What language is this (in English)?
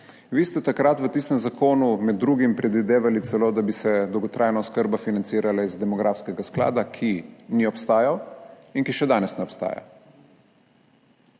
Slovenian